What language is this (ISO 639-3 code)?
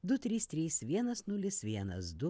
lit